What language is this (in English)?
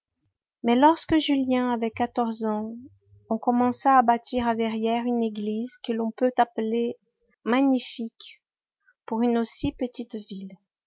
French